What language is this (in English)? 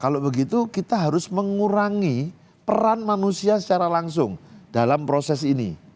Indonesian